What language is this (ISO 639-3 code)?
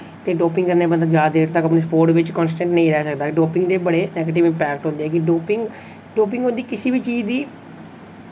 doi